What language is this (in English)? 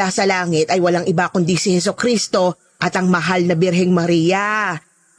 Filipino